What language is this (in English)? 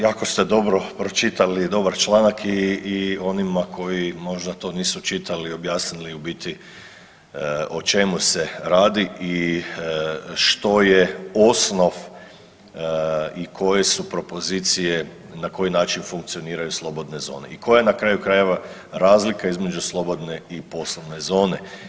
Croatian